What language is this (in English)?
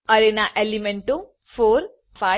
Gujarati